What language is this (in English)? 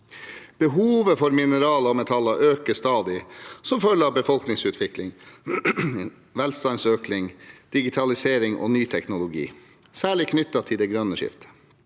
Norwegian